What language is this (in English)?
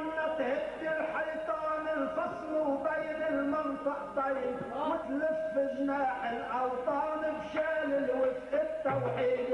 Arabic